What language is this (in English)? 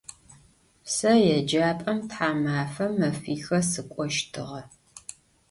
Adyghe